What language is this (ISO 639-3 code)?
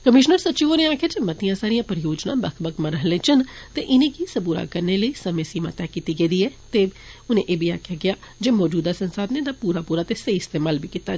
doi